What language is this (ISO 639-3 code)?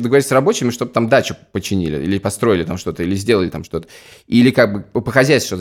rus